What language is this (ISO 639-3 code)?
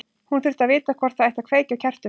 isl